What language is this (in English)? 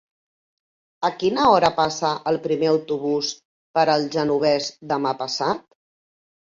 Catalan